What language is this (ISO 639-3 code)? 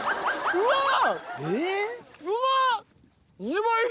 jpn